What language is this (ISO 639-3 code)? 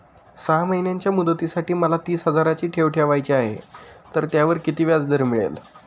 mar